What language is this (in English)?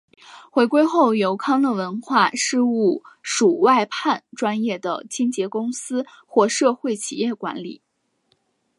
Chinese